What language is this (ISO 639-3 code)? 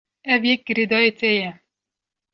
kur